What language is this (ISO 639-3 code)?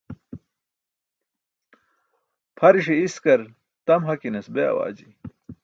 bsk